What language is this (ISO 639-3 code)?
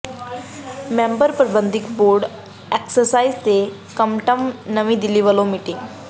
pan